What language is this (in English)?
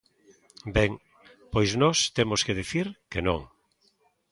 Galician